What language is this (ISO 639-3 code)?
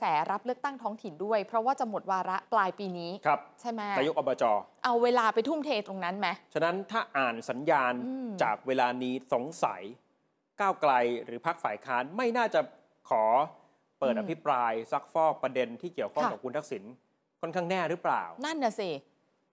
tha